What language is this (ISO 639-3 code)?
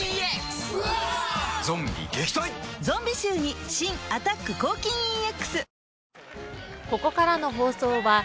jpn